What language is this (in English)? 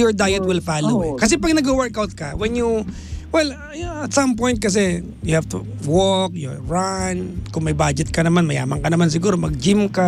Filipino